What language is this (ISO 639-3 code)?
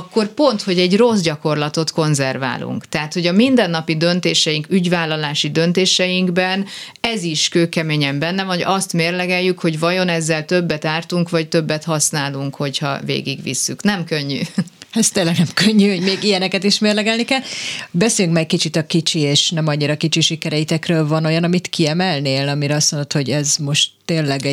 hun